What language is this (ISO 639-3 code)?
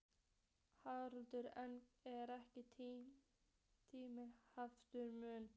isl